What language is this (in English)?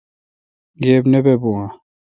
Kalkoti